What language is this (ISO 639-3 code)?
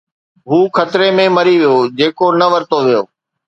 snd